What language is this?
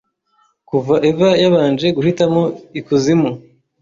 Kinyarwanda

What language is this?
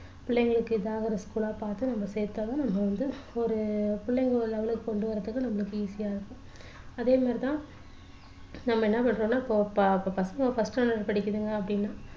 Tamil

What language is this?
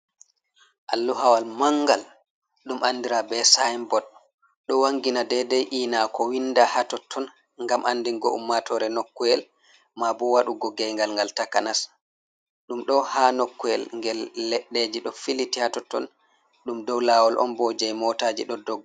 Fula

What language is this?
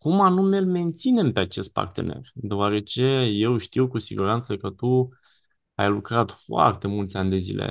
Romanian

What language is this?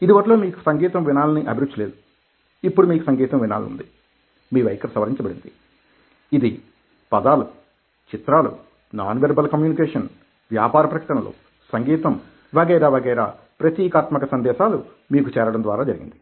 Telugu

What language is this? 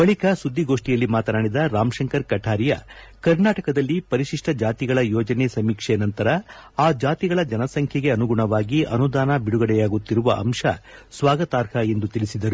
Kannada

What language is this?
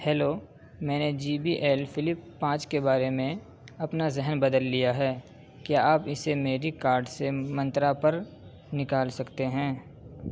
Urdu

